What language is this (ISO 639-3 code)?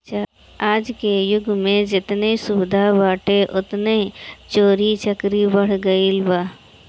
bho